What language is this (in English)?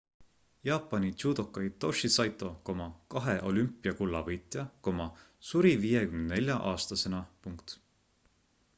Estonian